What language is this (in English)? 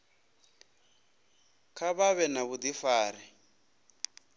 Venda